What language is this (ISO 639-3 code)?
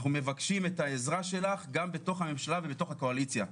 heb